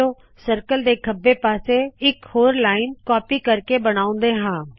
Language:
Punjabi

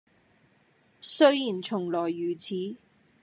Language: Cantonese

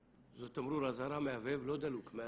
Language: Hebrew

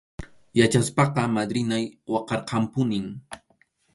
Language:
Arequipa-La Unión Quechua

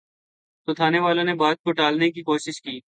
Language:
Urdu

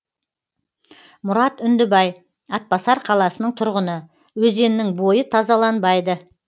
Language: Kazakh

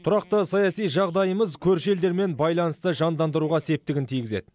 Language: Kazakh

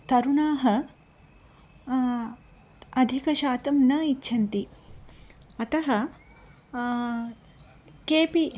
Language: Sanskrit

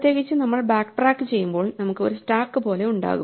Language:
Malayalam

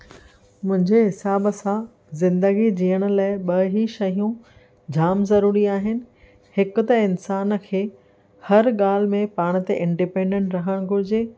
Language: Sindhi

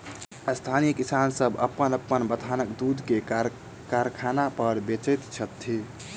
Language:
Maithili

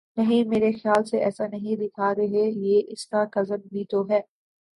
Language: Urdu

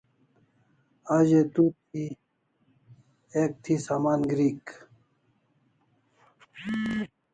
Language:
Kalasha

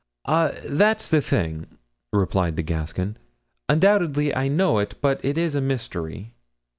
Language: English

